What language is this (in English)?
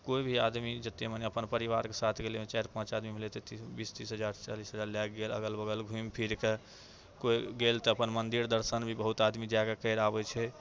Maithili